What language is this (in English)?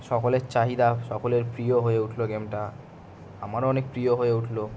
Bangla